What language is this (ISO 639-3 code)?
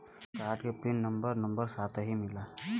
bho